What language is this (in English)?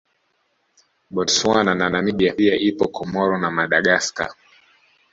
Swahili